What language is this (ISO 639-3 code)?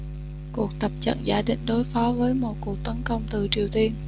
vie